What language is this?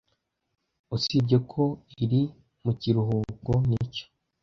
Kinyarwanda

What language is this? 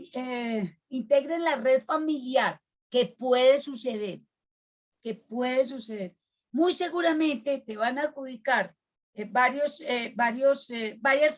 Spanish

